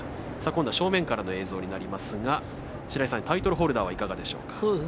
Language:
Japanese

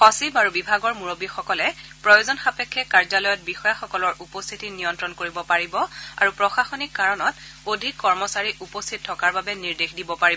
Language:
Assamese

